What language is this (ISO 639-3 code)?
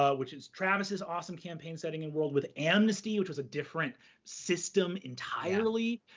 eng